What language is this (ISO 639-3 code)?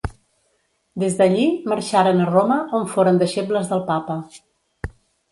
cat